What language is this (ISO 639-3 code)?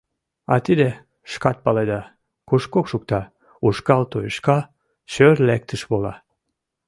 chm